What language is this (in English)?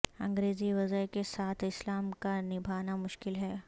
Urdu